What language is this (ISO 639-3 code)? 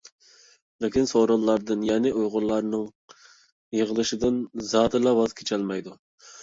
uig